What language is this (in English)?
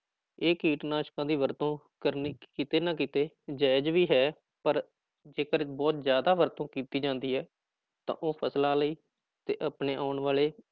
Punjabi